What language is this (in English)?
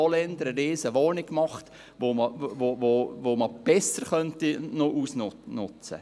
Swiss German